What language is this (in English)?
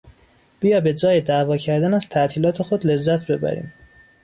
Persian